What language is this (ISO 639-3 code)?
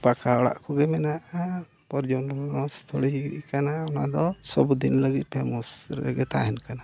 sat